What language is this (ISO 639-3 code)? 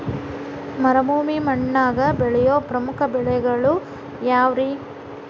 kan